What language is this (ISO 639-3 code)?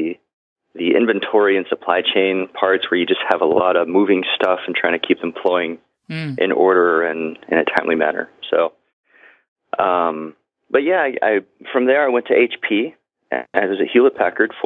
eng